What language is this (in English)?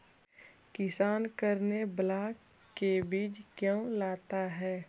Magahi